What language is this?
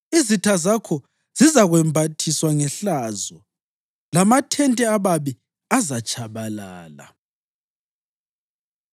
North Ndebele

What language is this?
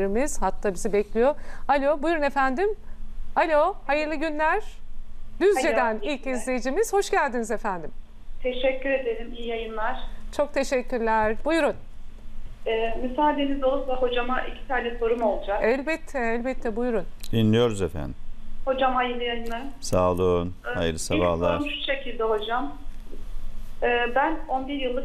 Turkish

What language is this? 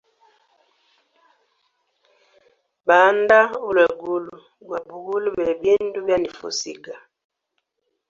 Hemba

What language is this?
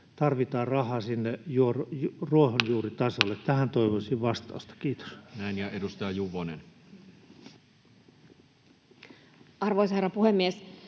Finnish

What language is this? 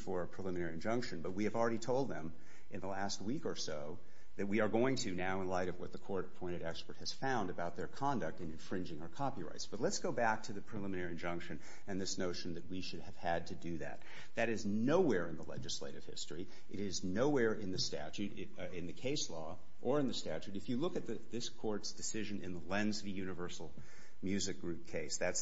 English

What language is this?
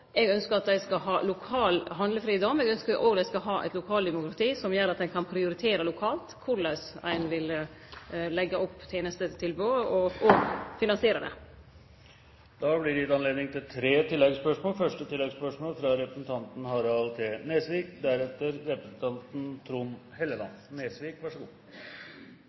Norwegian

